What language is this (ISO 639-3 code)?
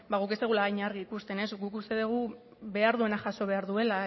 eus